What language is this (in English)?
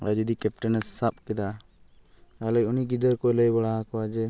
Santali